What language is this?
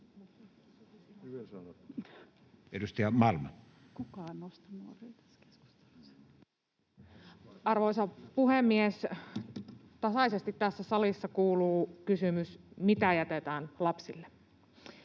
Finnish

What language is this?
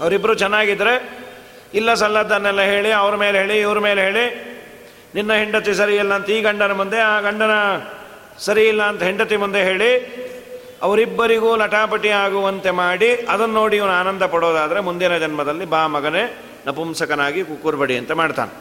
Kannada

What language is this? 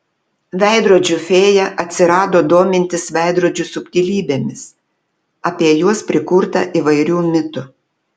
Lithuanian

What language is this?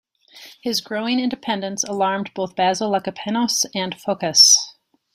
English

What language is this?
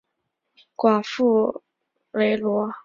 Chinese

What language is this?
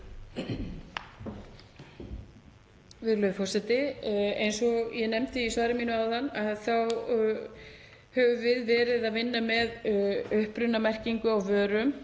Icelandic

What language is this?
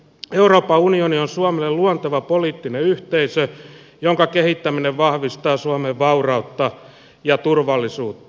Finnish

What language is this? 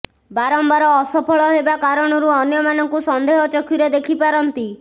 Odia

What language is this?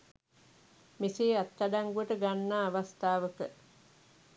Sinhala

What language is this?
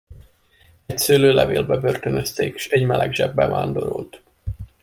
Hungarian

